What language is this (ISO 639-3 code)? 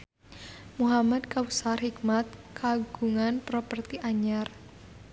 sun